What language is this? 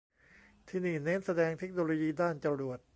Thai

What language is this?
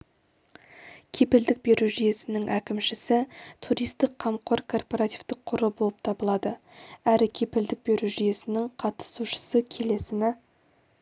Kazakh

